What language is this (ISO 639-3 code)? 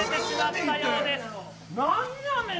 jpn